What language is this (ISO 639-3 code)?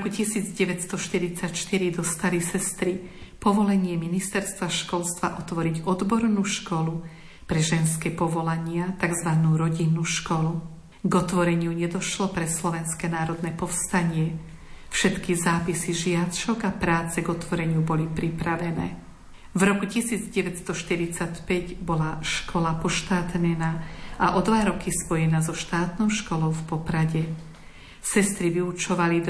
slk